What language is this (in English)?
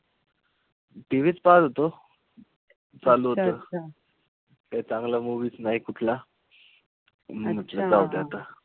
Marathi